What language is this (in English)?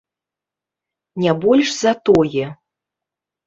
Belarusian